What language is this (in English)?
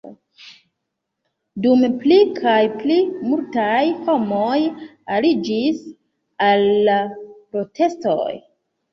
Esperanto